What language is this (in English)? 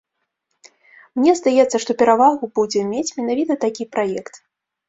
Belarusian